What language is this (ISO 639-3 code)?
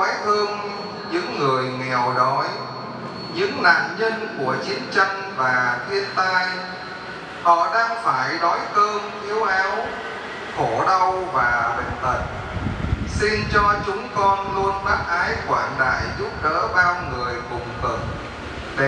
vie